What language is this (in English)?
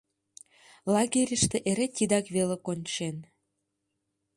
Mari